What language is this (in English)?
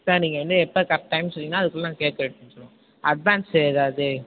Tamil